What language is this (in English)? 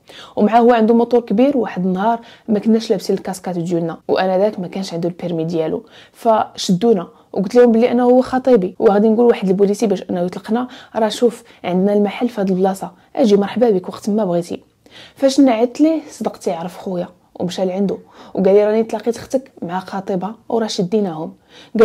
Arabic